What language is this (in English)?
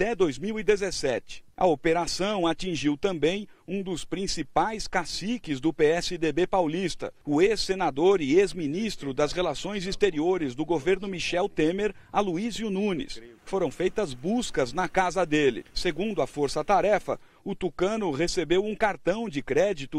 Portuguese